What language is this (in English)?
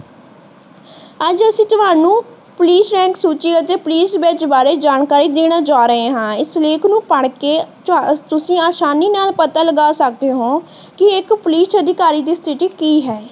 Punjabi